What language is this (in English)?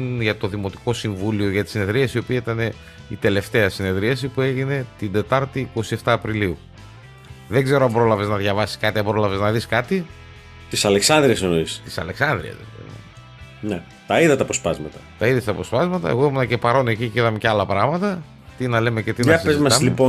Greek